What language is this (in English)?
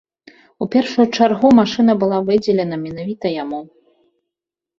Belarusian